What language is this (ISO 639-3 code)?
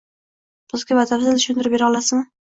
uzb